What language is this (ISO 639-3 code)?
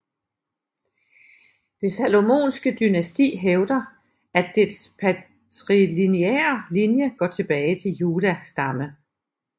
dan